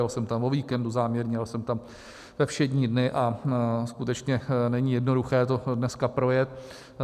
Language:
Czech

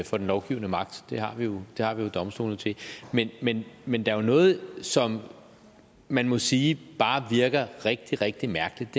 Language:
Danish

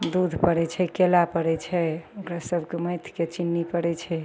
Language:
Maithili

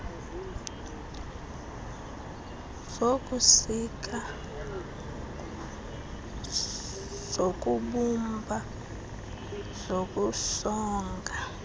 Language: Xhosa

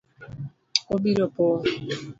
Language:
Luo (Kenya and Tanzania)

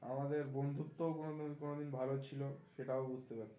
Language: Bangla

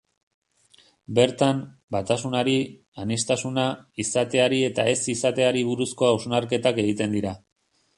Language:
Basque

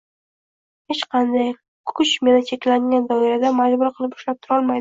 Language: Uzbek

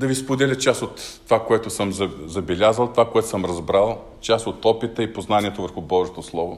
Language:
Bulgarian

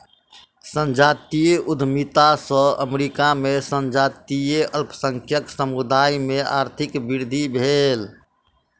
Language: Maithili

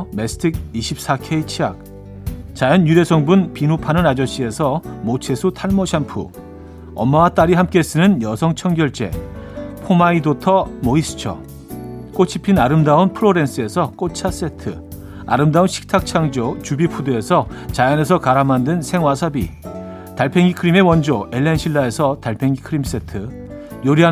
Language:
Korean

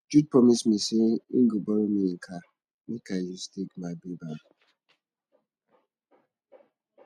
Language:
Nigerian Pidgin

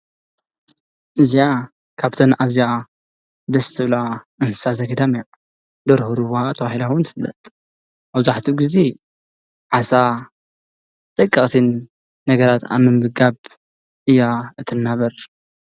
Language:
Tigrinya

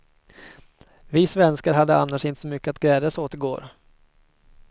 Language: Swedish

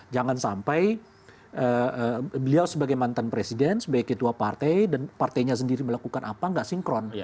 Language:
Indonesian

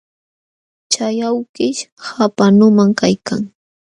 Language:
Jauja Wanca Quechua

